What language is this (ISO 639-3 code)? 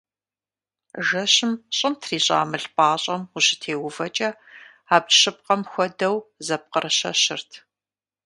kbd